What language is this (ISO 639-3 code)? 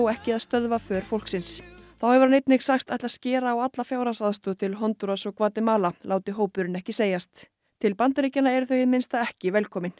isl